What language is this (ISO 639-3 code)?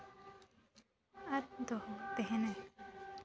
sat